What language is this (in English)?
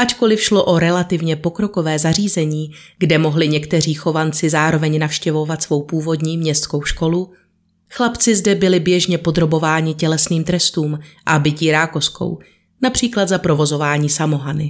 Czech